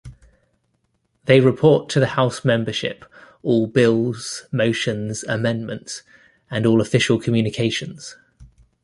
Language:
English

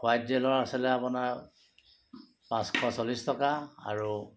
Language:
Assamese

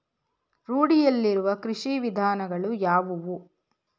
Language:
Kannada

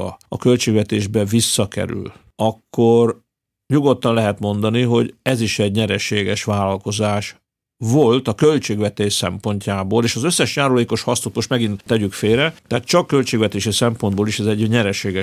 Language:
Hungarian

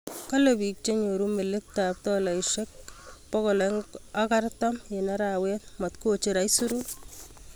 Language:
Kalenjin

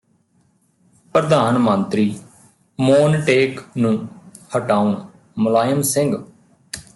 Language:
Punjabi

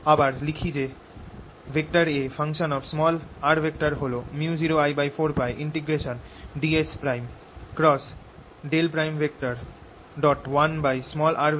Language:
Bangla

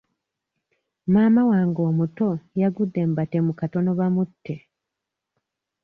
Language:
Ganda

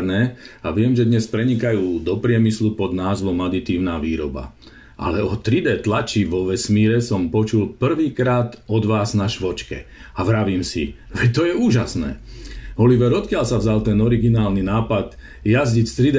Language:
Slovak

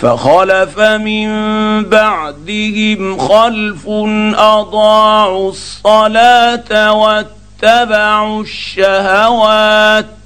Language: Arabic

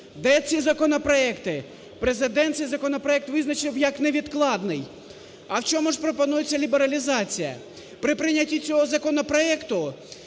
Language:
Ukrainian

